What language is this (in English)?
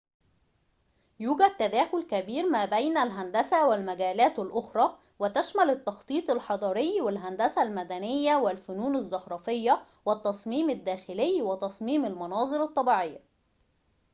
Arabic